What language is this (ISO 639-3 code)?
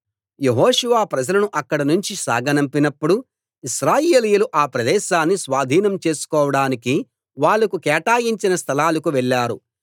tel